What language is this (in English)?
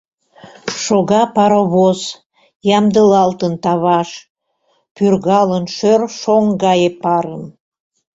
Mari